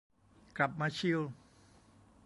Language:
Thai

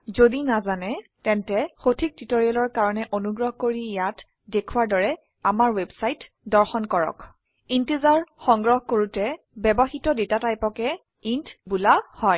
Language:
Assamese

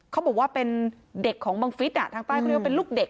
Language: Thai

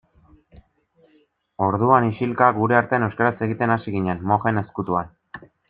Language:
Basque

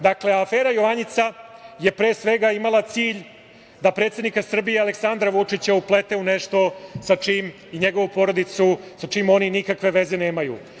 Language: Serbian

